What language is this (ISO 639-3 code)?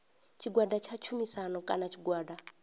ven